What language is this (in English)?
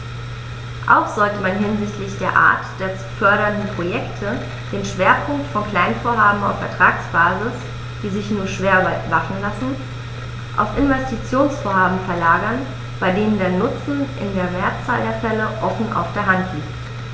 German